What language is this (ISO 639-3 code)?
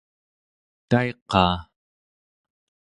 esu